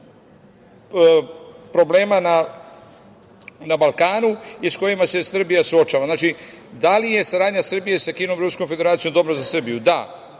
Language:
Serbian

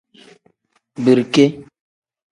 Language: Tem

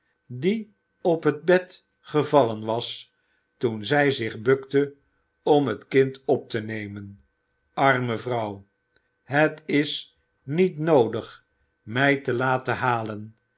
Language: Dutch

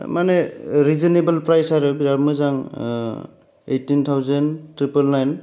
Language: Bodo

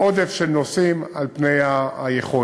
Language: Hebrew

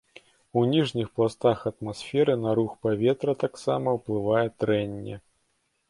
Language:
Belarusian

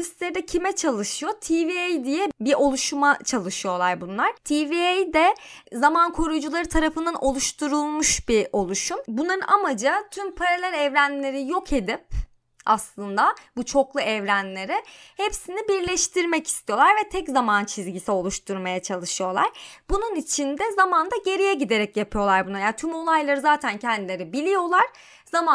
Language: Turkish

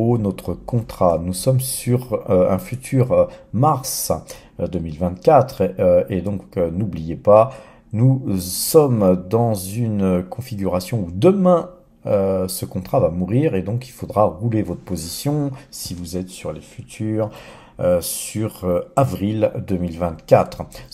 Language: French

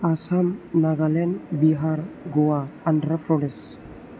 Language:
Bodo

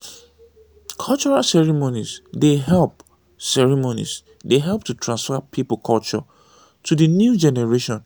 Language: Nigerian Pidgin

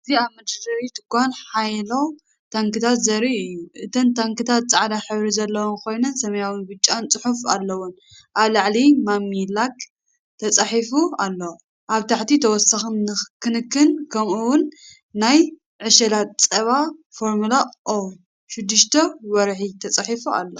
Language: Tigrinya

